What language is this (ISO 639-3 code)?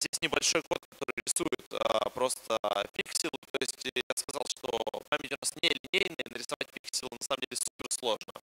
rus